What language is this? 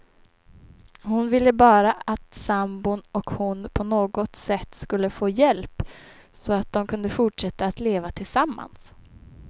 Swedish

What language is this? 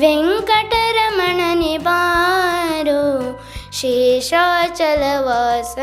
Kannada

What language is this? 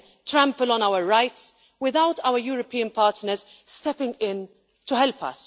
English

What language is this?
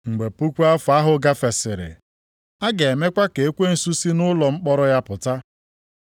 Igbo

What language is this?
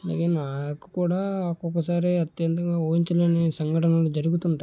Telugu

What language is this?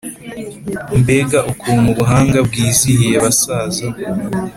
Kinyarwanda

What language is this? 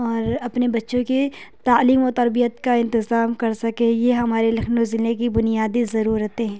Urdu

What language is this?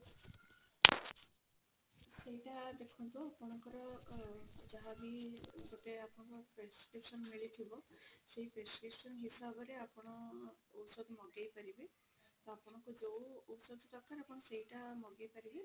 Odia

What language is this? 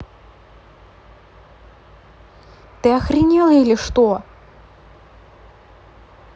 Russian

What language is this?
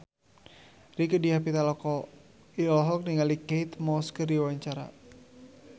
Sundanese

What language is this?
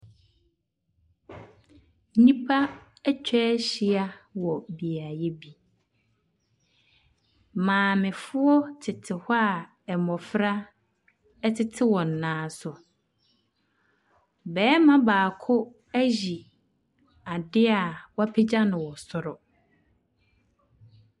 Akan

